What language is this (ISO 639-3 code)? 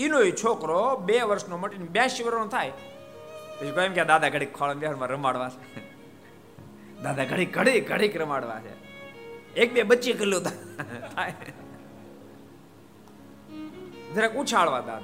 guj